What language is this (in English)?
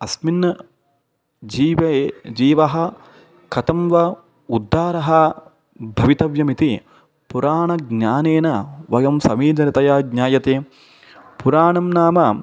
Sanskrit